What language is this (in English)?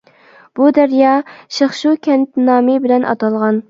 Uyghur